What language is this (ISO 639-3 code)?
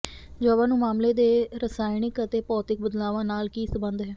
pan